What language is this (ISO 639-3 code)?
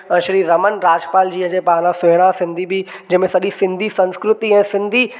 snd